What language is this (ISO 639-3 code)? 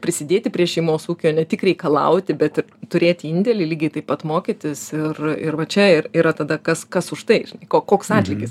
lit